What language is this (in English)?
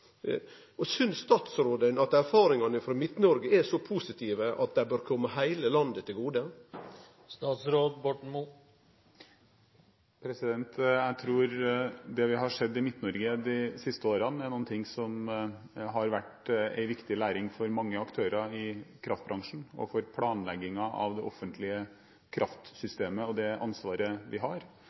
Norwegian